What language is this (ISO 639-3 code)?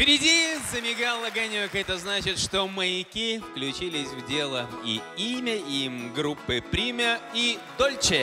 rus